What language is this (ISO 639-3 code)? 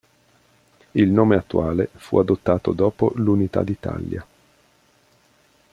ita